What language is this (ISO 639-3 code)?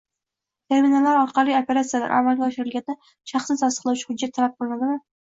uzb